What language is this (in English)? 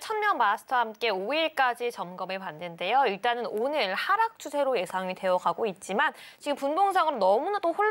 Korean